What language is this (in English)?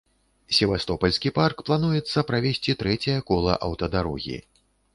Belarusian